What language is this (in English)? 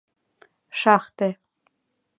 Mari